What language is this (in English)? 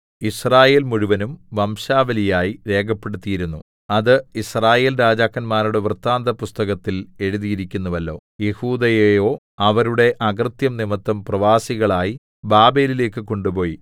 Malayalam